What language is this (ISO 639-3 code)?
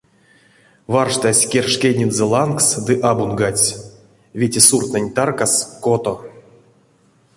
myv